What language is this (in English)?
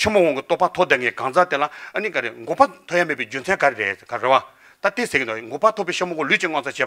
Romanian